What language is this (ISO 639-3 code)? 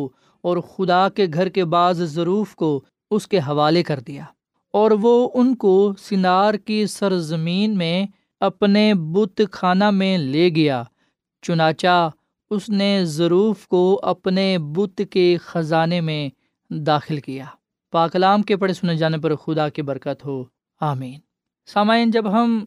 urd